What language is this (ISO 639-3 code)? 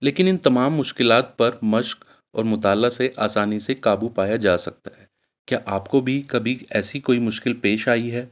urd